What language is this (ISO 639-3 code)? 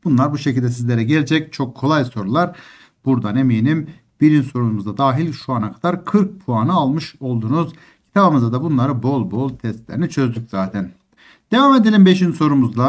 tur